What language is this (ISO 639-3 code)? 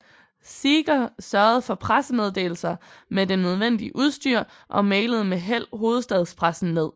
dan